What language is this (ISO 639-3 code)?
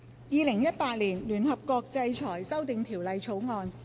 yue